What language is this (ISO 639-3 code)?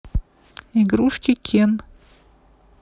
rus